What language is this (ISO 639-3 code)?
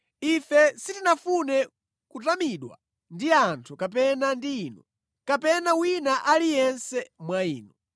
nya